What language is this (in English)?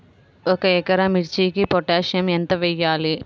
Telugu